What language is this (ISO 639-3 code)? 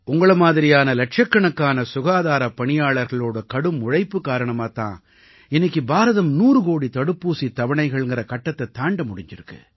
tam